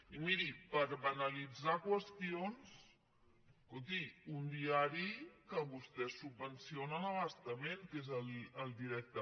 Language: Catalan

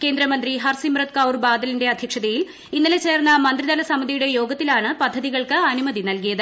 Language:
Malayalam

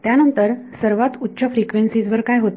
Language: Marathi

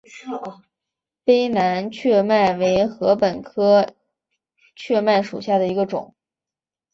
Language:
Chinese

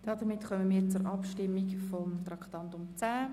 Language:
Swiss German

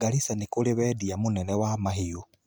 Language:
Kikuyu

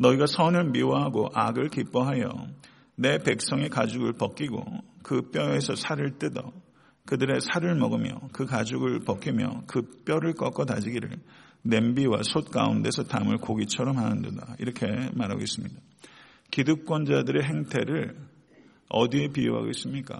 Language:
Korean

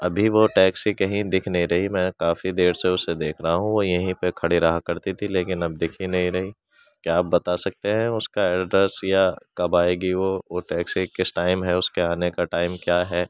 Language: Urdu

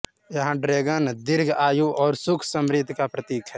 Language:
Hindi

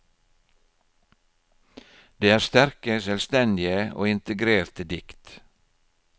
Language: Norwegian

